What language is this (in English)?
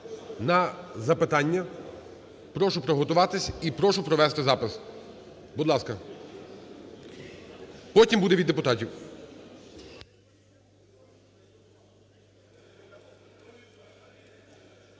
Ukrainian